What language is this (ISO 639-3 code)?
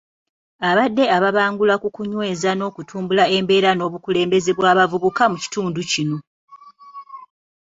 lug